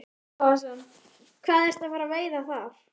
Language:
Icelandic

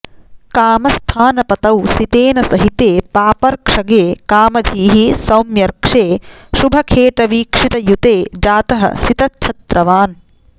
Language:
Sanskrit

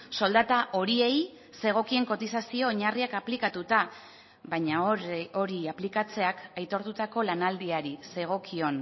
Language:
Basque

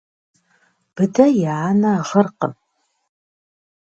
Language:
Kabardian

